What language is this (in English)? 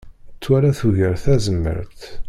Kabyle